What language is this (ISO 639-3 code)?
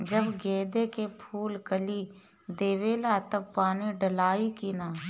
bho